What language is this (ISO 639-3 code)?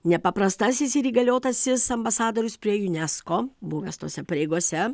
lit